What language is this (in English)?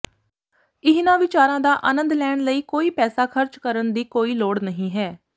Punjabi